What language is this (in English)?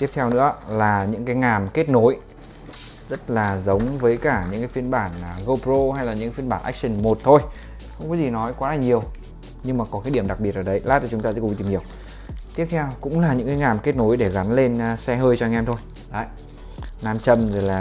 Vietnamese